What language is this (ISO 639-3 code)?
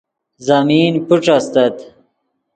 ydg